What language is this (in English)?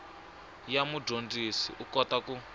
Tsonga